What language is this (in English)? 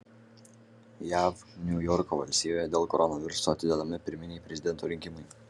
Lithuanian